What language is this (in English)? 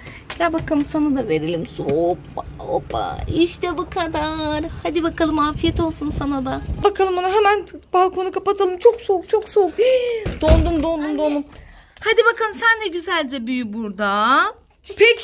Turkish